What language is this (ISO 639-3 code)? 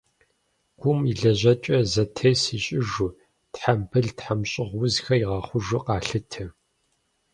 kbd